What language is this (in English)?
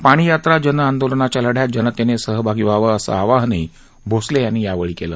Marathi